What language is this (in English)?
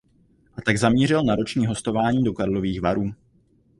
Czech